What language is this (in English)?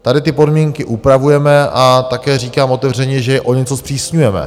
Czech